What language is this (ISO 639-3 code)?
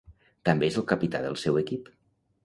cat